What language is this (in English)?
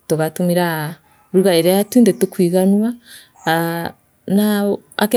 Meru